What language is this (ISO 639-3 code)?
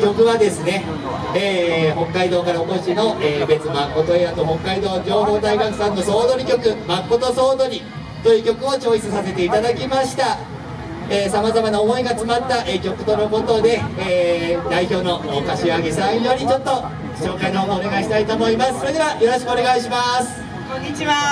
jpn